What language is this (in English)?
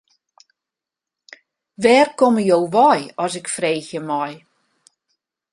Western Frisian